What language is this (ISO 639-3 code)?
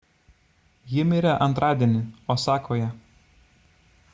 lit